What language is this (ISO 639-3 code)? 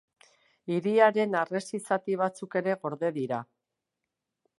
eus